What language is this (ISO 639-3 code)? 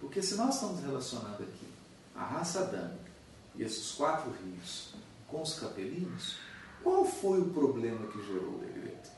por